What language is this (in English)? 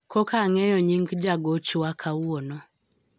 Luo (Kenya and Tanzania)